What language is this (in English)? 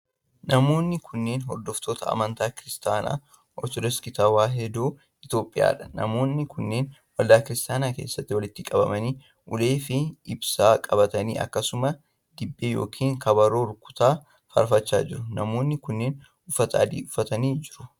Oromo